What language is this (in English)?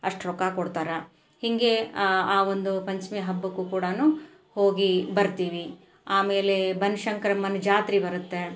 Kannada